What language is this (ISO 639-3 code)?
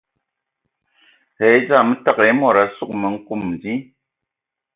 ewo